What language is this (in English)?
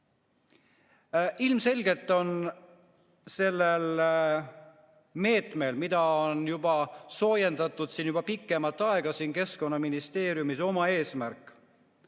Estonian